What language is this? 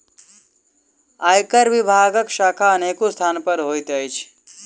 Maithili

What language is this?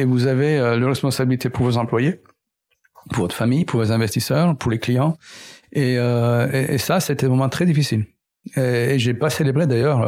French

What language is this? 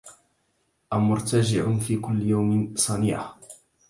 Arabic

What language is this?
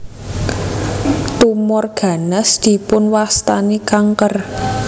Javanese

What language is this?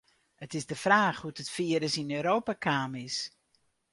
Western Frisian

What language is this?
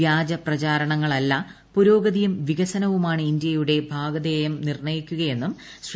Malayalam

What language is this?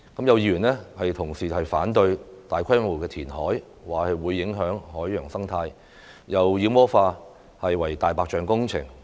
Cantonese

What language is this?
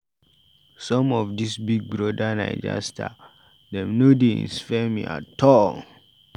Nigerian Pidgin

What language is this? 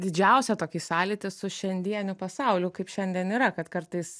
Lithuanian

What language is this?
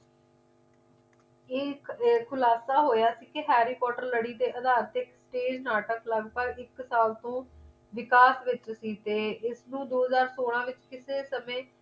Punjabi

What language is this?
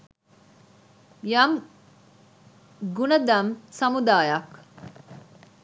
Sinhala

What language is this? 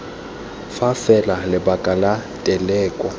Tswana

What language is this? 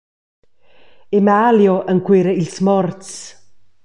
Romansh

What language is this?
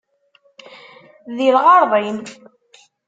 Kabyle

